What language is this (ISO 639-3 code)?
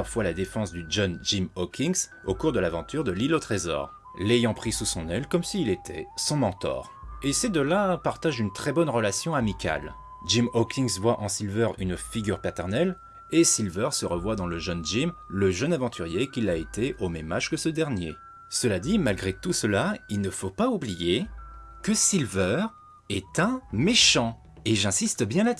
fra